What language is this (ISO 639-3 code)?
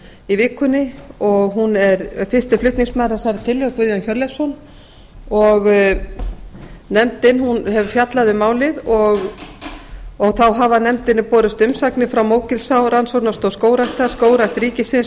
isl